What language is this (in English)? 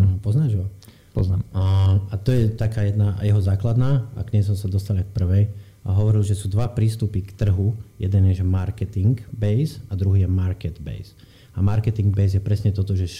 Slovak